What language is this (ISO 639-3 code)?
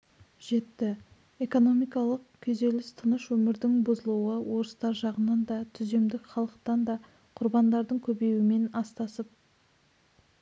kaz